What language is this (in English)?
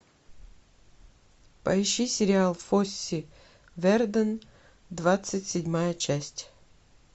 Russian